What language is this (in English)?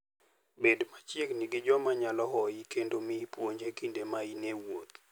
Luo (Kenya and Tanzania)